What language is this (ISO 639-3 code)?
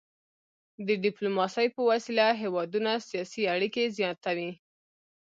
pus